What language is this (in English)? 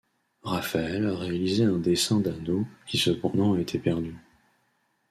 French